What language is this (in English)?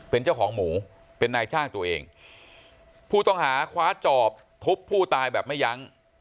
Thai